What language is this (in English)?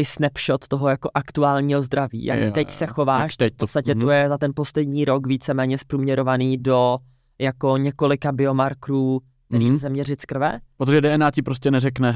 Czech